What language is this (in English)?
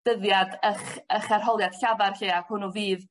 Welsh